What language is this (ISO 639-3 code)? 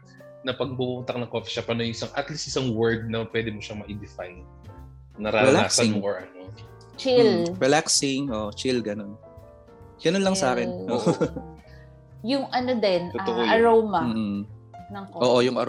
fil